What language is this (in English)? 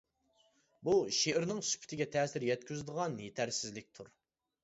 Uyghur